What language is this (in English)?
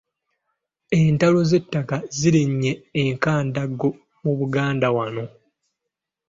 Ganda